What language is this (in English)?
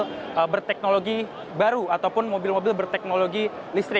Indonesian